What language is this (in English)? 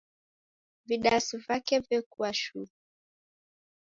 Taita